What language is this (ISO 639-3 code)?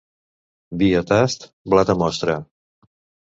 cat